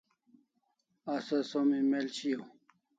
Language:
Kalasha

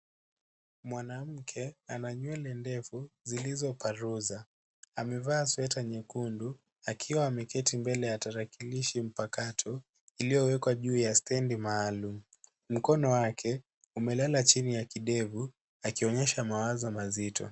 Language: Swahili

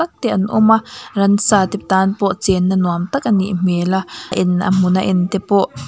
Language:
Mizo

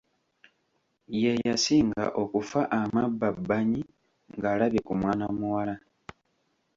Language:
Ganda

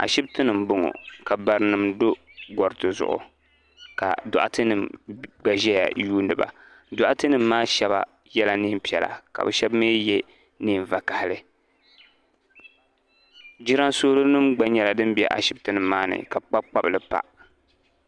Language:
Dagbani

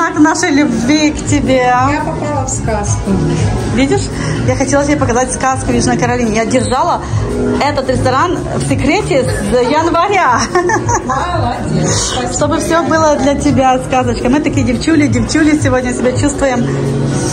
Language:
Russian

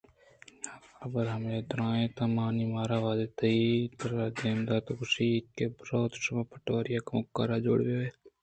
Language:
Eastern Balochi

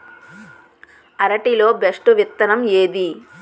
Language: Telugu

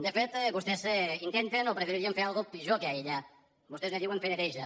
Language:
Catalan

